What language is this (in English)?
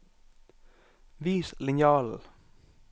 Norwegian